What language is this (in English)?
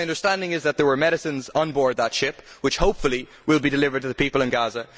English